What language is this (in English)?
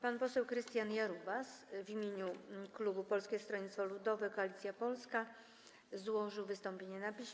Polish